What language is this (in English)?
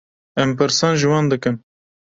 Kurdish